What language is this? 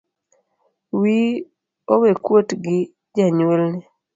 Luo (Kenya and Tanzania)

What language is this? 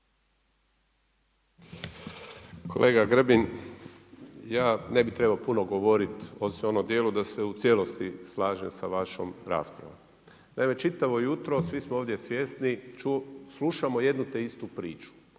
Croatian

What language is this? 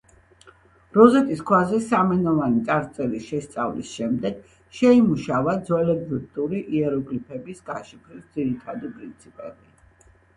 Georgian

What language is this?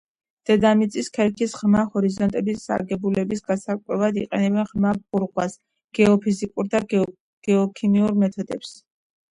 Georgian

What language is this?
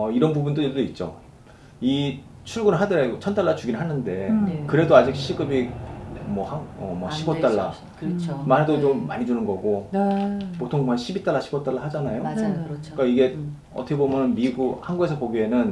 Korean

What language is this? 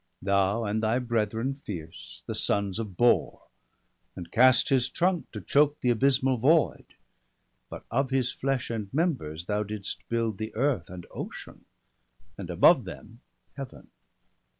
English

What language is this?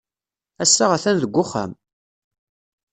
Kabyle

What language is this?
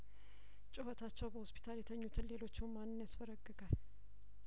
Amharic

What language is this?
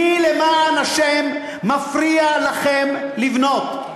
Hebrew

